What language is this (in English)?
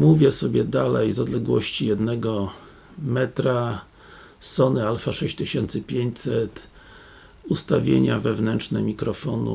Polish